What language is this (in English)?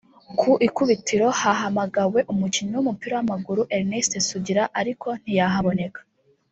Kinyarwanda